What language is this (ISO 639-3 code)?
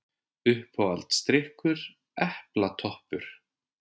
isl